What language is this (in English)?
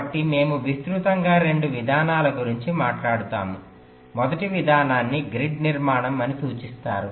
Telugu